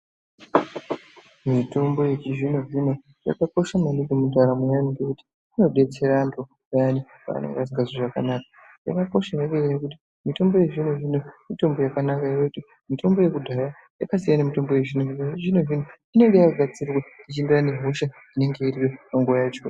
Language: Ndau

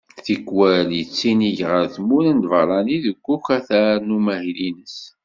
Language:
Kabyle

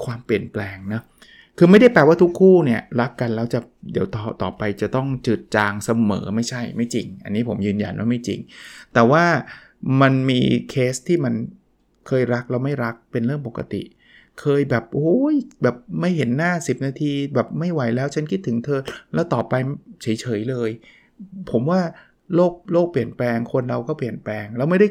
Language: Thai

